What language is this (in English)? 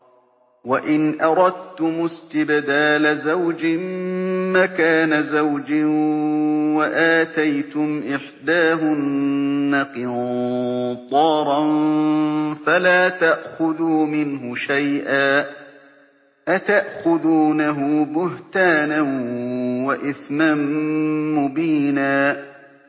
Arabic